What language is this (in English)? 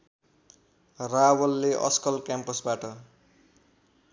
Nepali